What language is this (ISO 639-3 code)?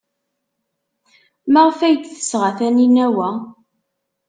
kab